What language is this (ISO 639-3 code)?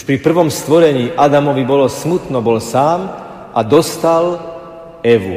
slk